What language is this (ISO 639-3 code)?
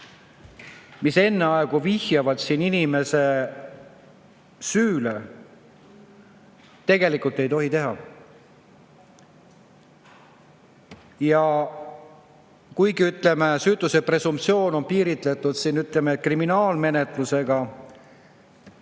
est